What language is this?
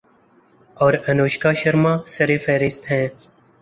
Urdu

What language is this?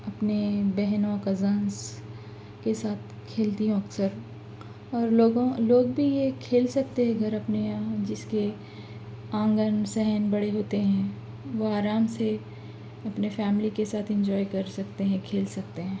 Urdu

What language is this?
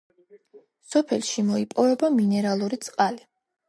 Georgian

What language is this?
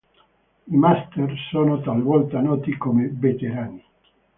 Italian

